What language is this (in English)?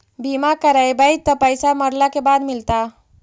Magahi